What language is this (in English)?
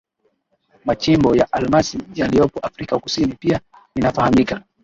Swahili